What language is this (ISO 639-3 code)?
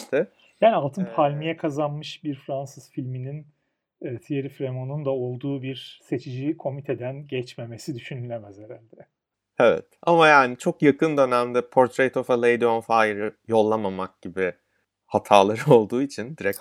tur